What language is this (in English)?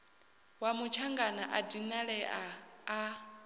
Venda